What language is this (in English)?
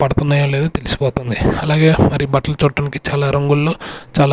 Telugu